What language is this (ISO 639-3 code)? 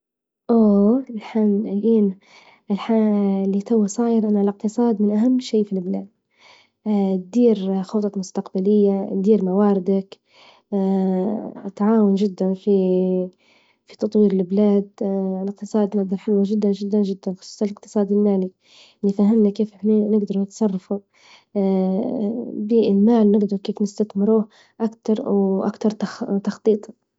ayl